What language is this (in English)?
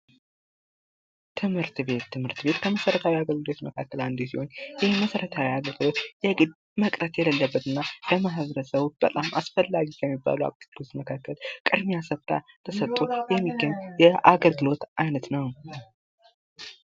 Amharic